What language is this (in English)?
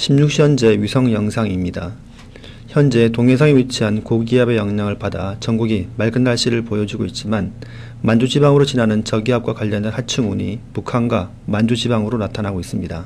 Korean